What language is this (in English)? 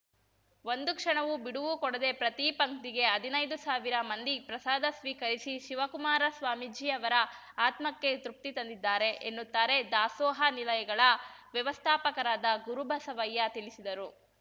Kannada